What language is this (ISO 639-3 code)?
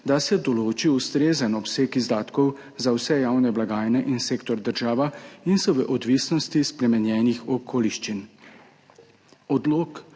slv